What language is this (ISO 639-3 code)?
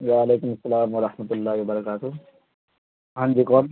urd